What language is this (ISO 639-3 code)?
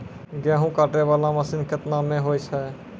mai